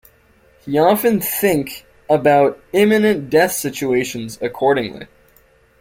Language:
English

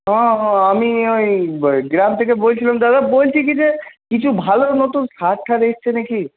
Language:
Bangla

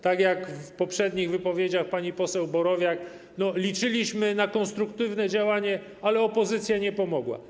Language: Polish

